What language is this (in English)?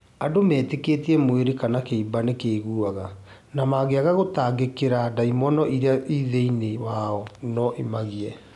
Kikuyu